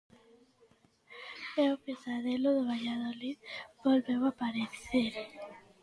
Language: Galician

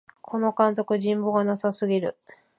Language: Japanese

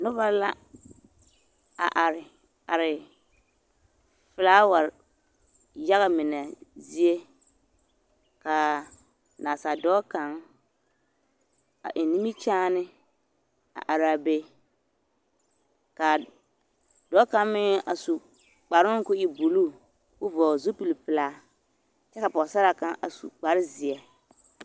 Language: Southern Dagaare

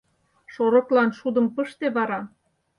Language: Mari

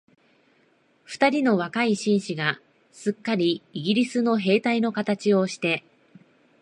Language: Japanese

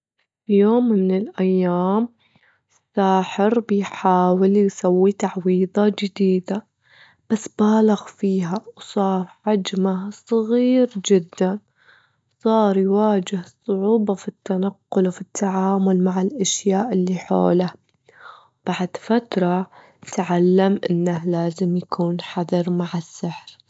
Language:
Gulf Arabic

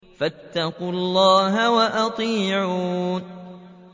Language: Arabic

